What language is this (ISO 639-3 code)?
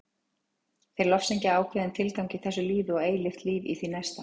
isl